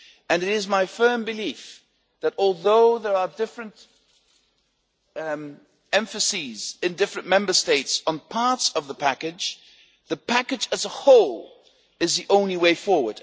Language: English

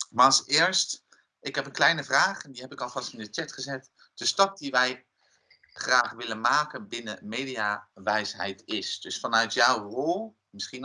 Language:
Dutch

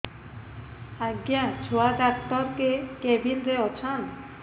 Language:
Odia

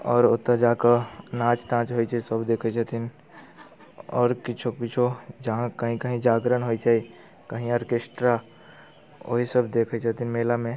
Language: Maithili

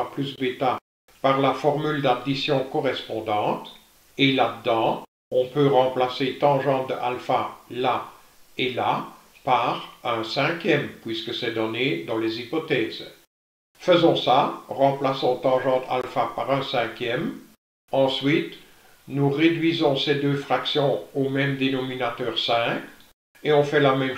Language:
French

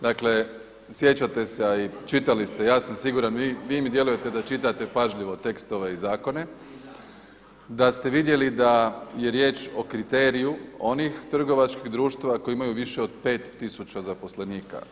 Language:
Croatian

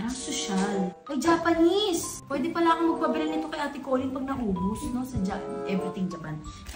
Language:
Filipino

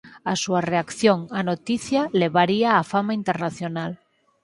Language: Galician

